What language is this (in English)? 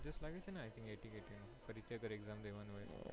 Gujarati